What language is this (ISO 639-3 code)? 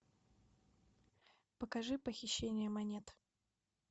rus